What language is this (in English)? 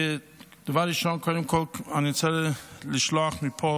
Hebrew